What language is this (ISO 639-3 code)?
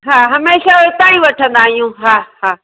snd